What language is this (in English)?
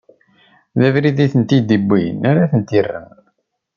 Kabyle